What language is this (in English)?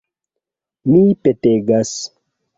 Esperanto